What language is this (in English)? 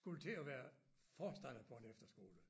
Danish